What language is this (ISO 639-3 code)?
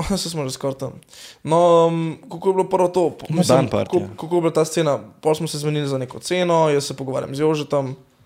slk